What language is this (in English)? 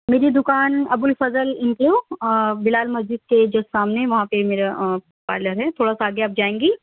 Urdu